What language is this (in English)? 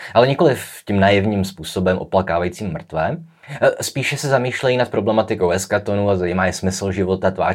Czech